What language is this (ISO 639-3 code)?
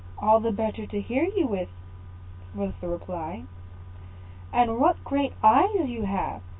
eng